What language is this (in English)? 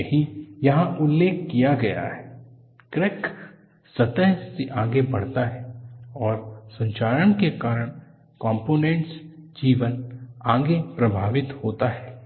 Hindi